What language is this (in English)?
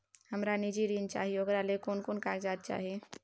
Maithili